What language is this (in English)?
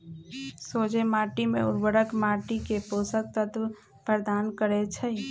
Magahi